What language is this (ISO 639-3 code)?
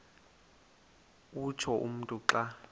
xho